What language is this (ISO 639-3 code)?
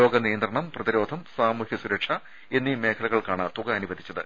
mal